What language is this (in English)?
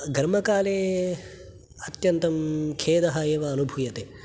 Sanskrit